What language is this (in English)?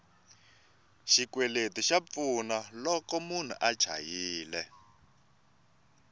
Tsonga